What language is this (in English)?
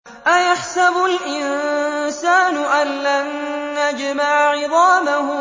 Arabic